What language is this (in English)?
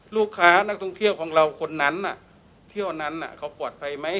Thai